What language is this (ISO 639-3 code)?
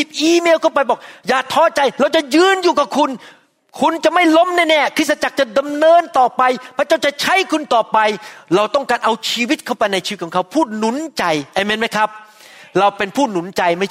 tha